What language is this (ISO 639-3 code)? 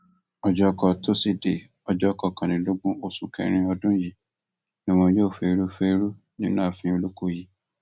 yor